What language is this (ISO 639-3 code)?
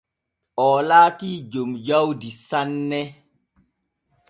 fue